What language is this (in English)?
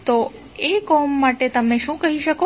Gujarati